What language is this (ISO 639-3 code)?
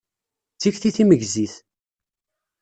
kab